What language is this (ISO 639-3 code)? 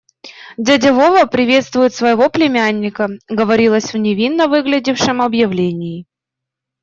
rus